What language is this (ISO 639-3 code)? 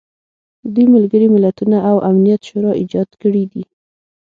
pus